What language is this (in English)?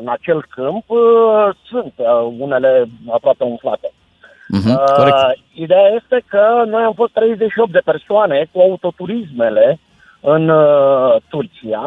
Romanian